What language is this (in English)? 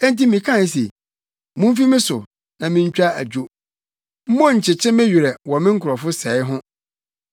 Akan